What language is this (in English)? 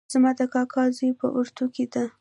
Pashto